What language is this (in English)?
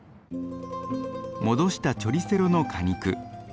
Japanese